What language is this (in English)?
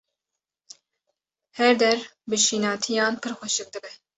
Kurdish